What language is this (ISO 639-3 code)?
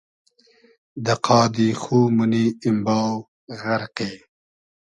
haz